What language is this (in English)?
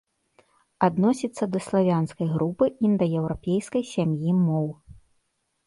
Belarusian